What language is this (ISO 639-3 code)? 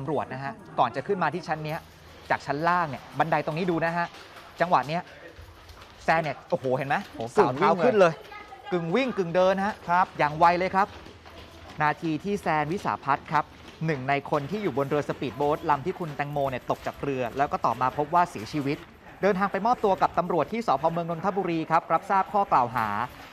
tha